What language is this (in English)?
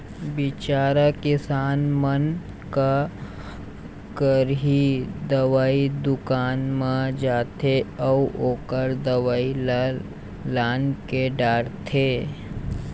Chhattisgarhi